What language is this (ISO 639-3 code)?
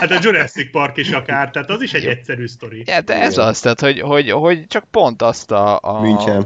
hun